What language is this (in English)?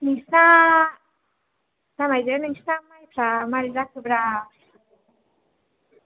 Bodo